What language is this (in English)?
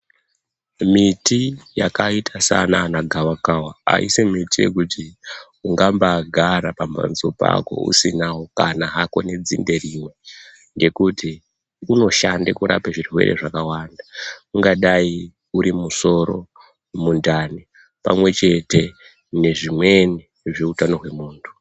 Ndau